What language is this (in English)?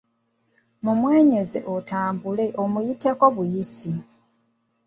Ganda